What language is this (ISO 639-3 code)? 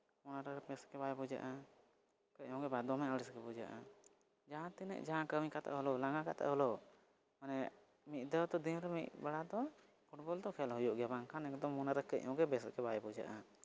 sat